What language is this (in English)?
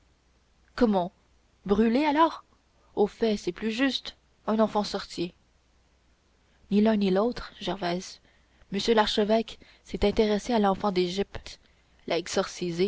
French